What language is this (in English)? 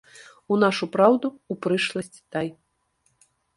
Belarusian